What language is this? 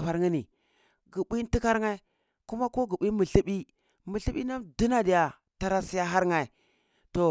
Cibak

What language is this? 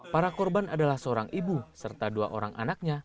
Indonesian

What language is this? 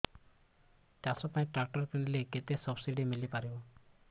Odia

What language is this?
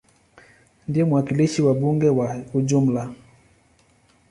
Swahili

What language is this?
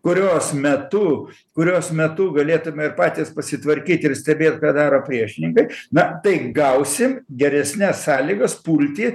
Lithuanian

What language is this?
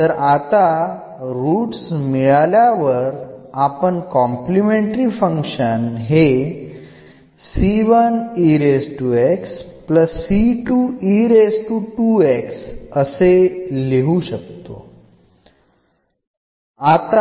Malayalam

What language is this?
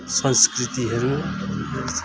Nepali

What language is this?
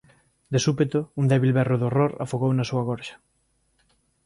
Galician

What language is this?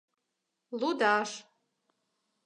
Mari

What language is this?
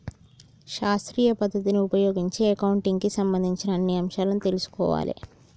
Telugu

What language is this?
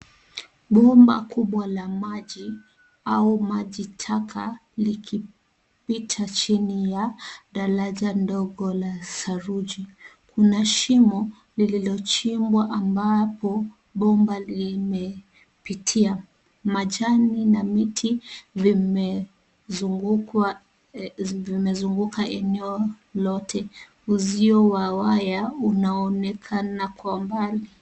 Swahili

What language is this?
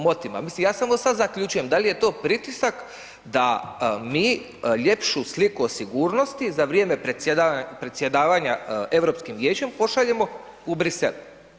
Croatian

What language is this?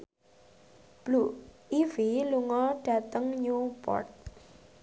Javanese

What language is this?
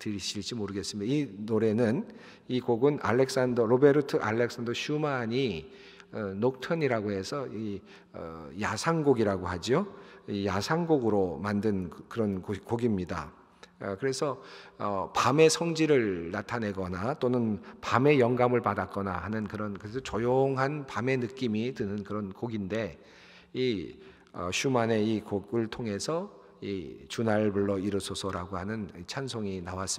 Korean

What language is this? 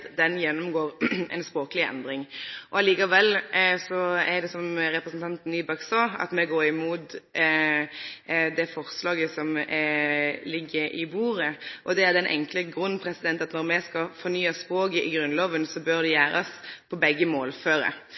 Norwegian Nynorsk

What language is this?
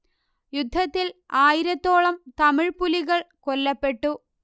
Malayalam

